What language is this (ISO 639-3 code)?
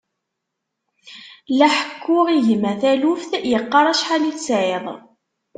kab